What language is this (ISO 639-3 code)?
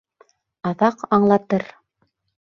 bak